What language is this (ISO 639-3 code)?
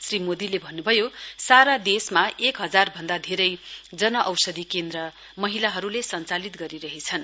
nep